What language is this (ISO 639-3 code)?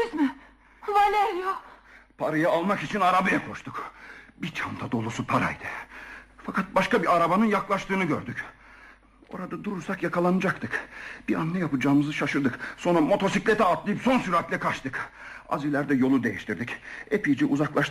tur